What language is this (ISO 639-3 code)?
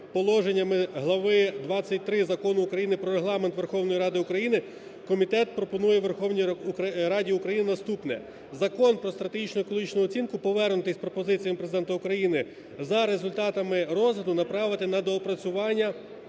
ukr